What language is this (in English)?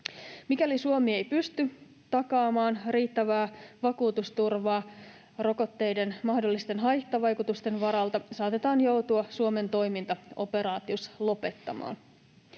Finnish